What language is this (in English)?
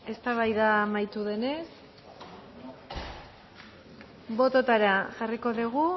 Basque